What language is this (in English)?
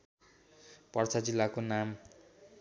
Nepali